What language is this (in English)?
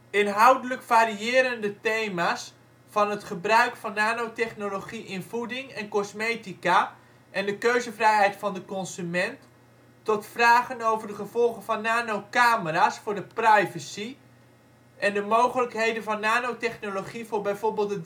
Dutch